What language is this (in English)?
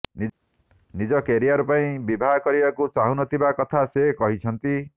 Odia